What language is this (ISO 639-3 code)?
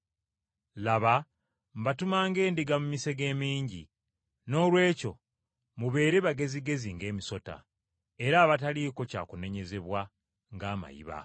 lug